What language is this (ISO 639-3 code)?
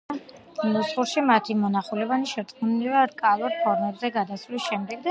kat